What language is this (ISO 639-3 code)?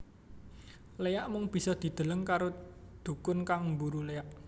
jav